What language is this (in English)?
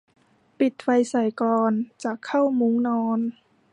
Thai